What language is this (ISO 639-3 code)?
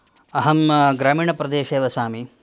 san